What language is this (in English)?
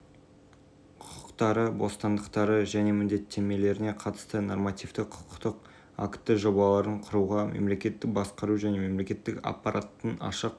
Kazakh